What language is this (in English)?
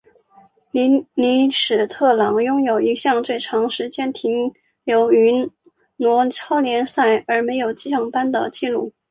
Chinese